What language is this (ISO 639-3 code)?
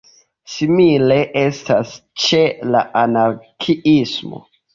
epo